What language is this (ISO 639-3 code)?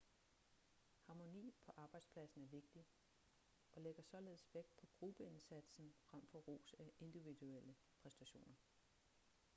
dan